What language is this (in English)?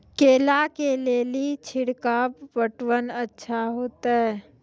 Maithili